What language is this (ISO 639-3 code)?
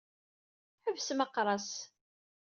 kab